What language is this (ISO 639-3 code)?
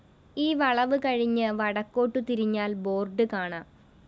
mal